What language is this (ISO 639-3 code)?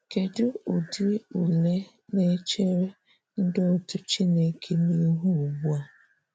ibo